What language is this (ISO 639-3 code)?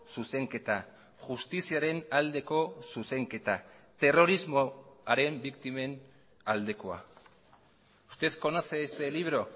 eus